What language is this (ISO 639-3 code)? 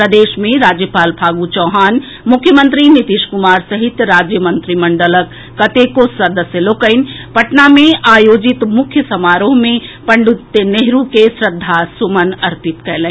mai